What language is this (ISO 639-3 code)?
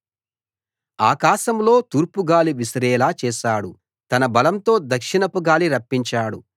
tel